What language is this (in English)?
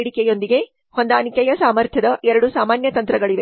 Kannada